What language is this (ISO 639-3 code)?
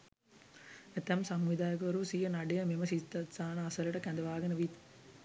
sin